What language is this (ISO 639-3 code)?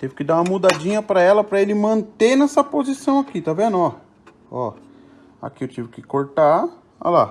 por